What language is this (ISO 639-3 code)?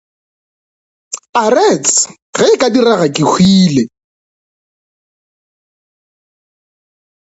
nso